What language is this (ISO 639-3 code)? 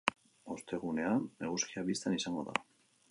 eus